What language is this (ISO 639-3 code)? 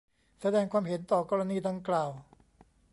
tha